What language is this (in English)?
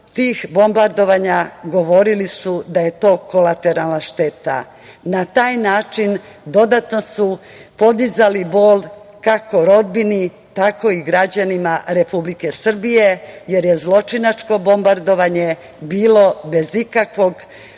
Serbian